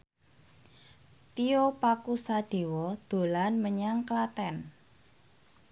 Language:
Javanese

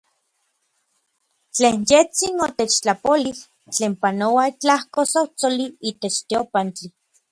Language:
Orizaba Nahuatl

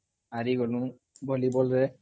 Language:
Odia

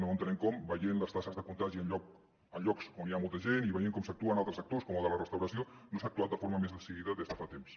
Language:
Catalan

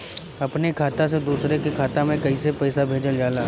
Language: Bhojpuri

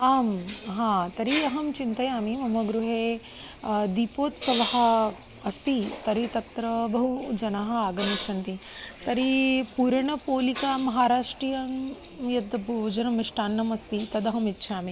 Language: Sanskrit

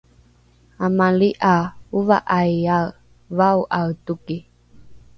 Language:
Rukai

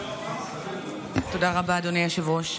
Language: Hebrew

